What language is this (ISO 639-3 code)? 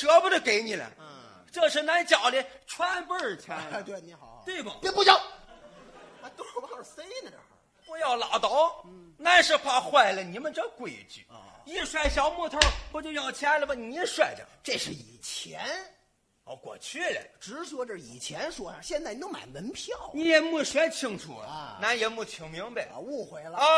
zho